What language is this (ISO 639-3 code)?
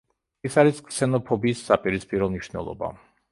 kat